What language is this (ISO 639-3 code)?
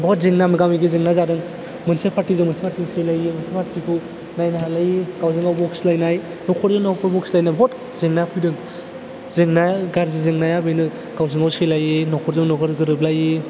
brx